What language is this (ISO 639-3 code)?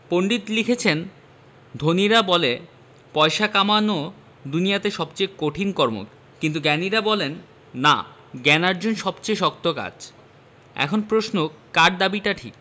ben